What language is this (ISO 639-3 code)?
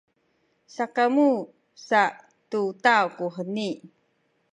szy